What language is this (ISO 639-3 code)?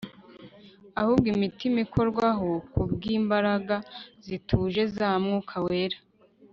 kin